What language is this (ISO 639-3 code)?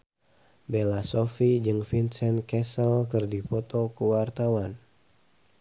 sun